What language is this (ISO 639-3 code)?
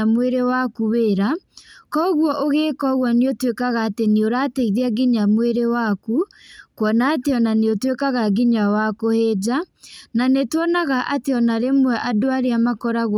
kik